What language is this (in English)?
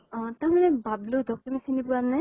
Assamese